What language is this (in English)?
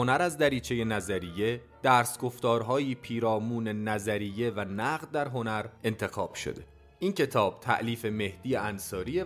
Persian